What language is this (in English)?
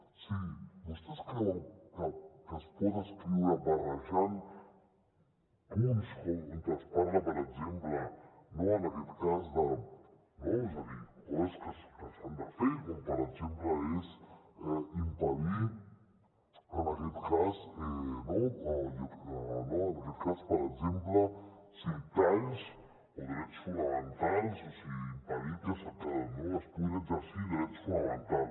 Catalan